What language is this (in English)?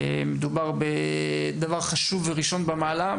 Hebrew